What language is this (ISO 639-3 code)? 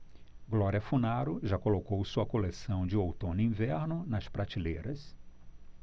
por